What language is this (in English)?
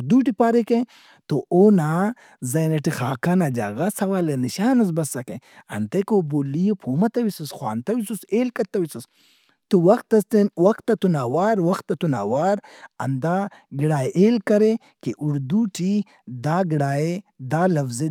Brahui